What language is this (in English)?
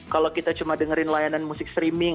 Indonesian